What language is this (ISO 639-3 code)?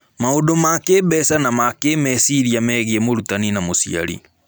kik